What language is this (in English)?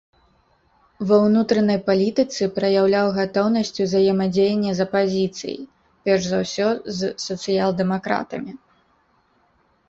Belarusian